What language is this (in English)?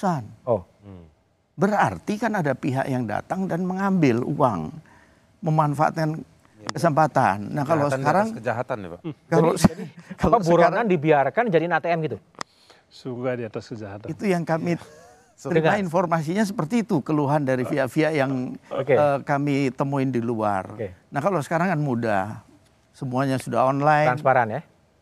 Indonesian